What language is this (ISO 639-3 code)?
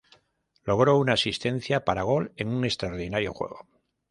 spa